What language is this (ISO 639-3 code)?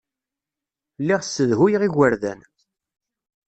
kab